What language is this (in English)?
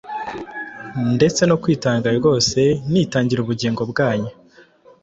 Kinyarwanda